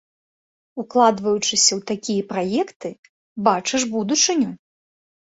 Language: Belarusian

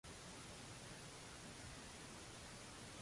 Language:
Maltese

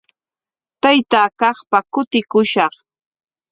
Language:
Corongo Ancash Quechua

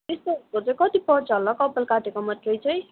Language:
Nepali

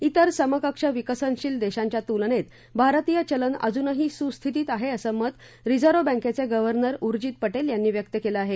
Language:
Marathi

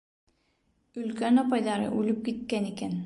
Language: Bashkir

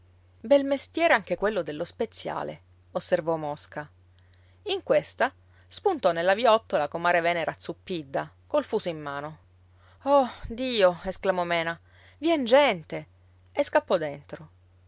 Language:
Italian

